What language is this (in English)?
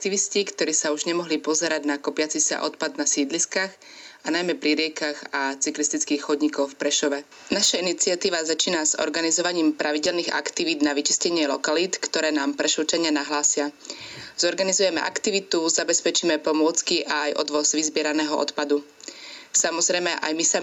Slovak